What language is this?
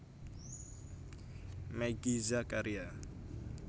Javanese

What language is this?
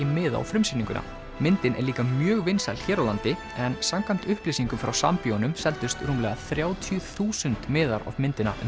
Icelandic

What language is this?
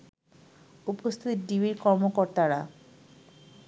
Bangla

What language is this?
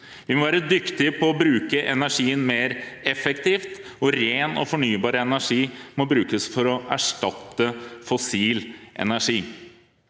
Norwegian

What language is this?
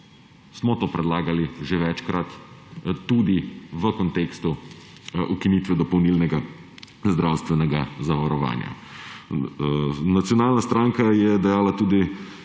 Slovenian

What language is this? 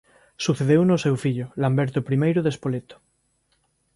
Galician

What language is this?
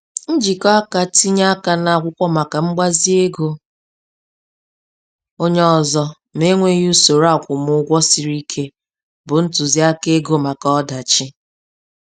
Igbo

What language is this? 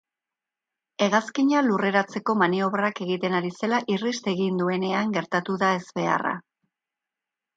Basque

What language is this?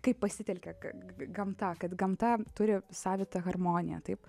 Lithuanian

